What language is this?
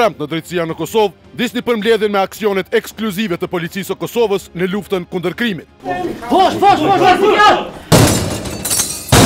Bulgarian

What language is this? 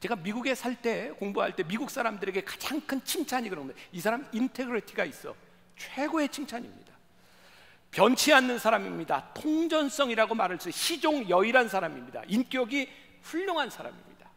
Korean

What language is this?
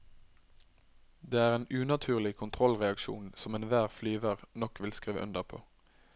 Norwegian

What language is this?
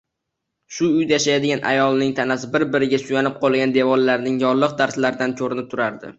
Uzbek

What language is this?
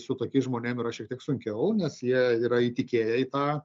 Lithuanian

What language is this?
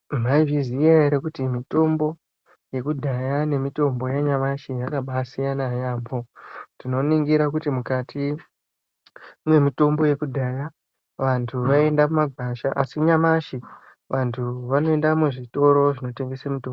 Ndau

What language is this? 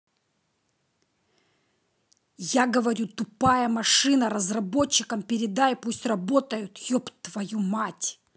Russian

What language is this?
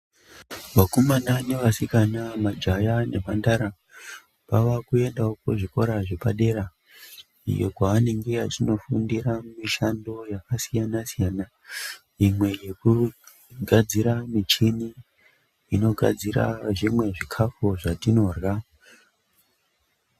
Ndau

